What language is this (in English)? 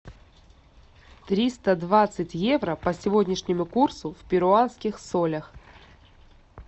Russian